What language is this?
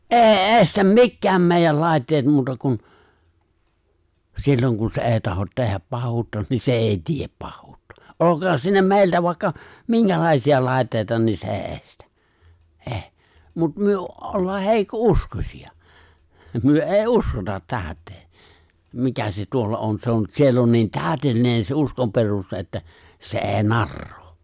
Finnish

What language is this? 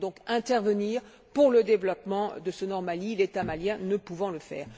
French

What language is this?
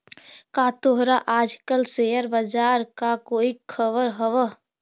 Magahi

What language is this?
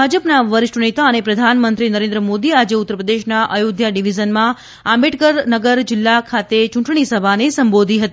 Gujarati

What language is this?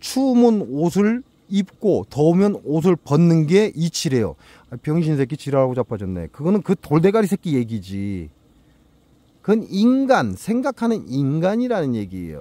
Korean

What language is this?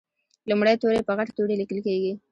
Pashto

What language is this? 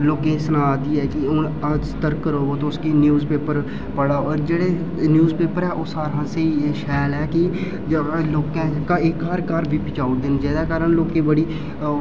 Dogri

